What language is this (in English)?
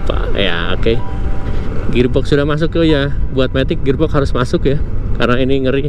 Indonesian